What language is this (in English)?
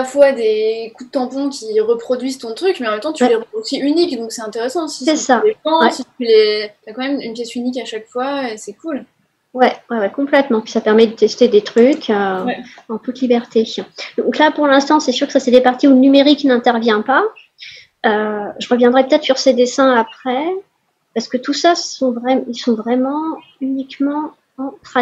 French